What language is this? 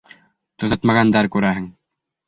Bashkir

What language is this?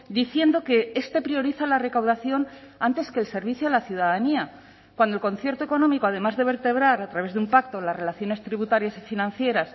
Spanish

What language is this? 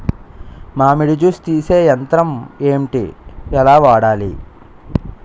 Telugu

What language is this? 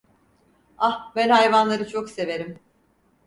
Turkish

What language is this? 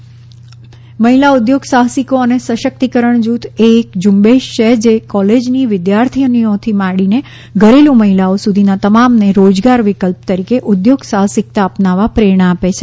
Gujarati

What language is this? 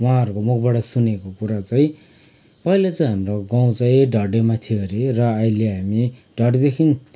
Nepali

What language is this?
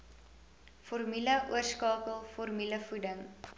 Afrikaans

